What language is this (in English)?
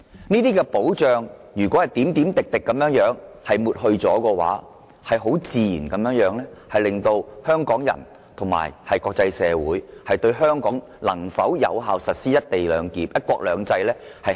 Cantonese